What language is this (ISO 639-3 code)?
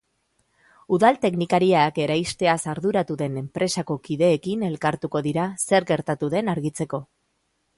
eus